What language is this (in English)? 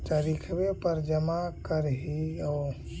Magahi